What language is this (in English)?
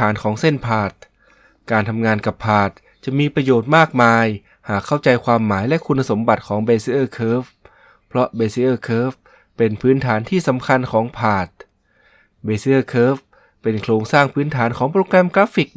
Thai